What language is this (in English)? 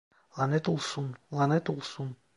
Turkish